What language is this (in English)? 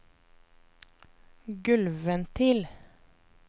Norwegian